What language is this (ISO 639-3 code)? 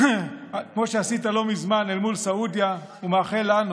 heb